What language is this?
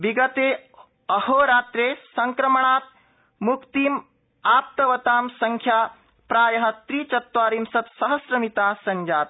Sanskrit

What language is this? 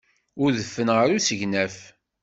Kabyle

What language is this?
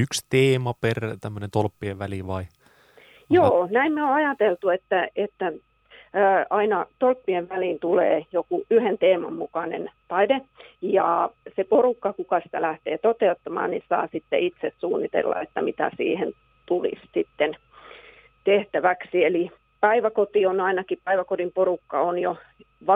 Finnish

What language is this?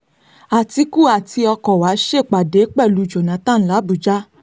Yoruba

